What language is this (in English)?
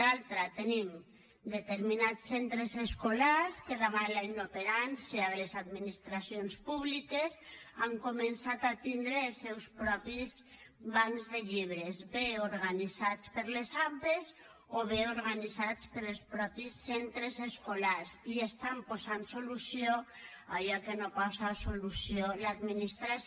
Catalan